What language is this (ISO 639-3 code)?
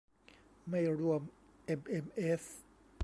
tha